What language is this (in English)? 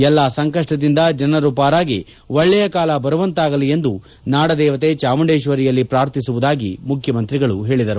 Kannada